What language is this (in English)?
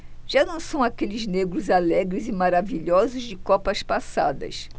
Portuguese